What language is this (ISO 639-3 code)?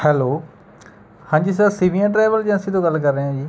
pan